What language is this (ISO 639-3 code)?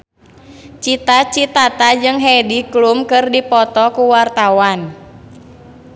sun